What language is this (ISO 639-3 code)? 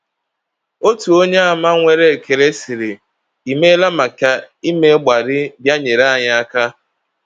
ibo